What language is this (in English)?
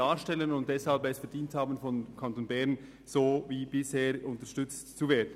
Swiss German